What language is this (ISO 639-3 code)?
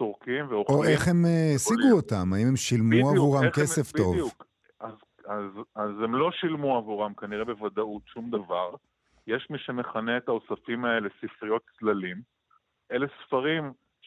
heb